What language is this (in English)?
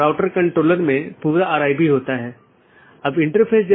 Hindi